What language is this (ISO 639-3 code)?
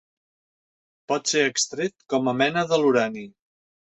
cat